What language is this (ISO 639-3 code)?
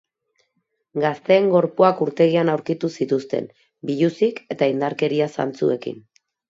eus